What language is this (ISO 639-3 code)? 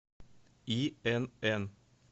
rus